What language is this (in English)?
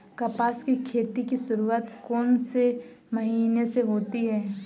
Hindi